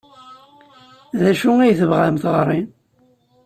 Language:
Kabyle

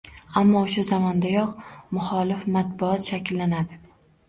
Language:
Uzbek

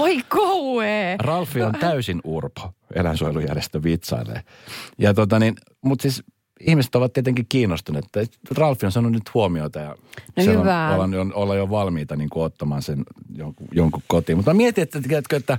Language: Finnish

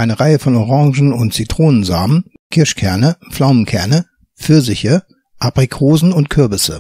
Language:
German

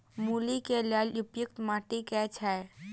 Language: Maithili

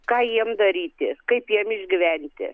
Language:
Lithuanian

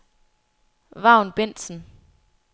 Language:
Danish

